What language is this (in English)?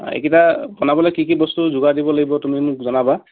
Assamese